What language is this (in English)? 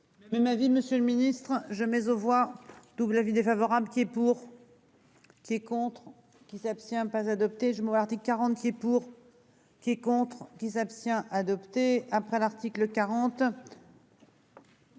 French